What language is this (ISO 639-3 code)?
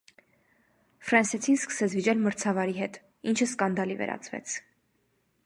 hye